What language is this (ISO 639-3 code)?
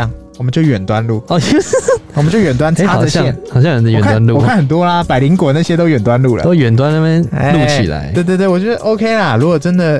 zho